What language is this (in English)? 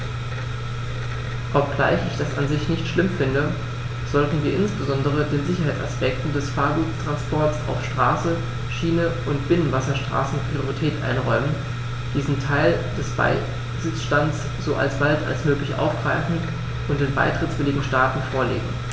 German